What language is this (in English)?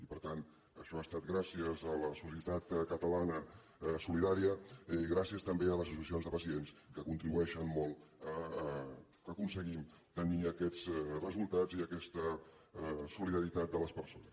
Catalan